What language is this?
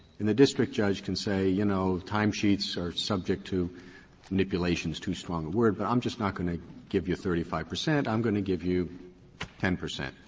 English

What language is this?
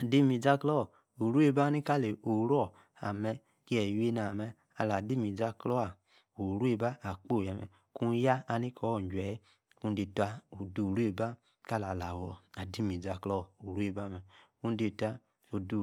Yace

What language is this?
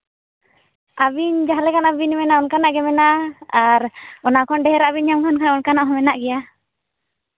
Santali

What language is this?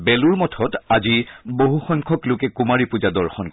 Assamese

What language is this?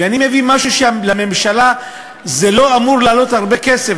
Hebrew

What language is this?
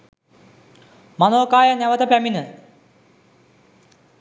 Sinhala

